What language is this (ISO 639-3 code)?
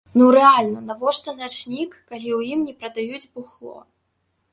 bel